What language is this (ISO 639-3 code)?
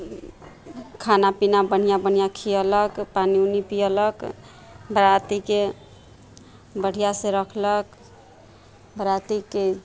mai